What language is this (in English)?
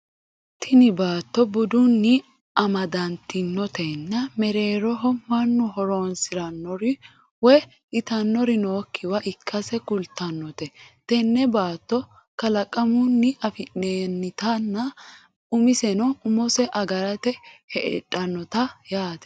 Sidamo